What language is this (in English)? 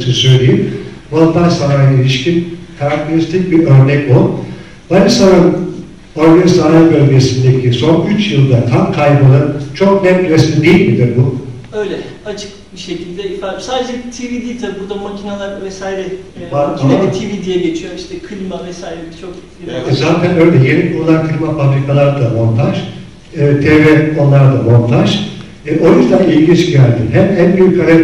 Turkish